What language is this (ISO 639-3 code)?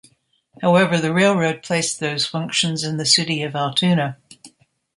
eng